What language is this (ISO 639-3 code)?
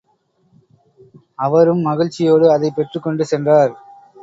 tam